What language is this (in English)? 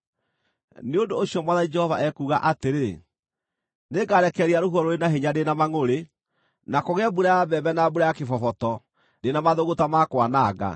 Kikuyu